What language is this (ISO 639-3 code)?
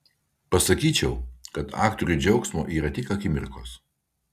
lit